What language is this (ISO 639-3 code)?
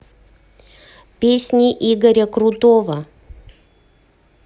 rus